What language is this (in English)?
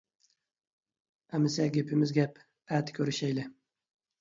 Uyghur